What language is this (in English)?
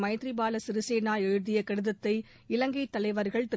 Tamil